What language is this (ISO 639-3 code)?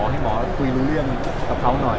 tha